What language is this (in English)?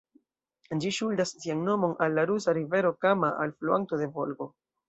Esperanto